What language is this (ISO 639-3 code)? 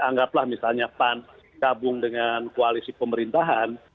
ind